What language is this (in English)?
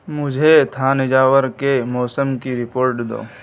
Urdu